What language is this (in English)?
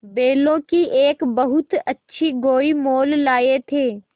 Hindi